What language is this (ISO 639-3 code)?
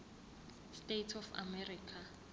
zul